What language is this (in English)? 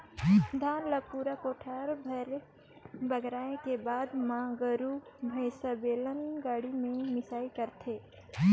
Chhattisgarhi